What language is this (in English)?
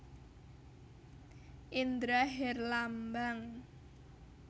Javanese